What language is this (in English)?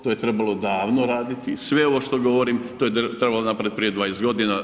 Croatian